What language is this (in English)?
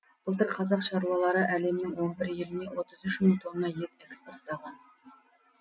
Kazakh